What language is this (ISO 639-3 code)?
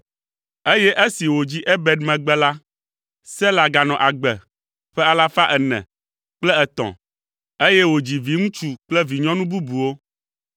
ewe